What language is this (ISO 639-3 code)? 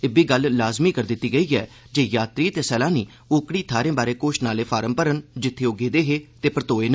doi